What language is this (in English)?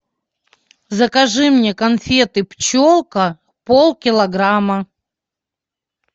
Russian